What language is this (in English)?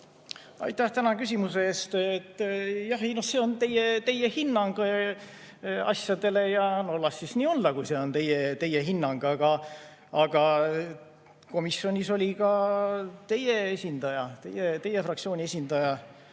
Estonian